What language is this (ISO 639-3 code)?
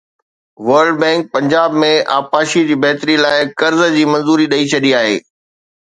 snd